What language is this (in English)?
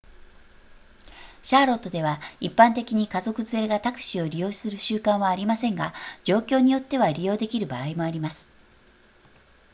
Japanese